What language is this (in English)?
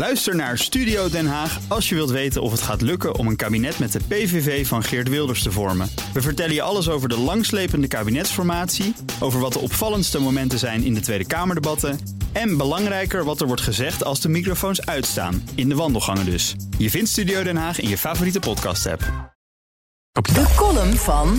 Dutch